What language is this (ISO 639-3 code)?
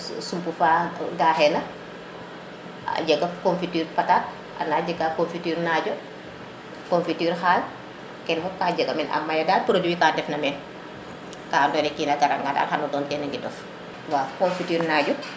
srr